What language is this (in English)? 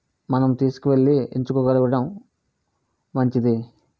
Telugu